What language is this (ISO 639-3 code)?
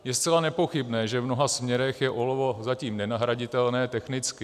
ces